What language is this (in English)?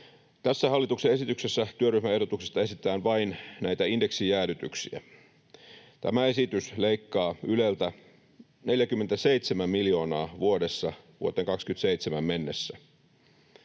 Finnish